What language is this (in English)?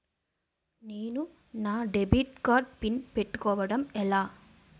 Telugu